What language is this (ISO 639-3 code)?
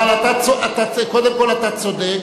heb